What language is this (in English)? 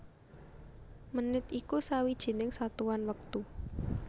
Javanese